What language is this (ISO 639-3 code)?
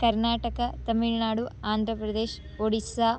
san